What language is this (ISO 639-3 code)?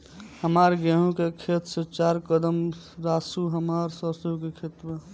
bho